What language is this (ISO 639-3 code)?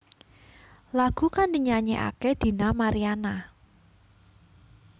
jav